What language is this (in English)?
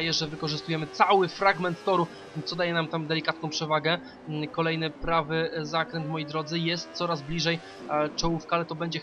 Polish